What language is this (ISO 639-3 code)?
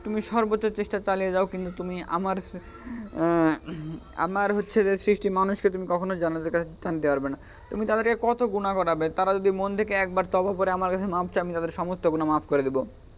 ben